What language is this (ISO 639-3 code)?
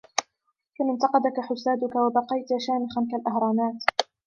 ara